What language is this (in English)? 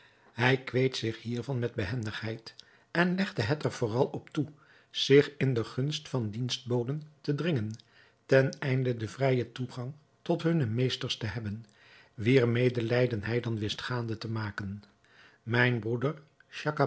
Dutch